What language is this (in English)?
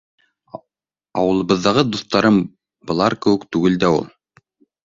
Bashkir